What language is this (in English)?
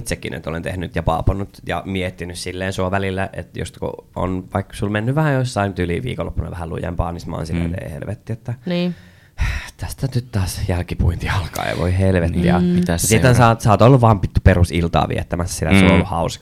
Finnish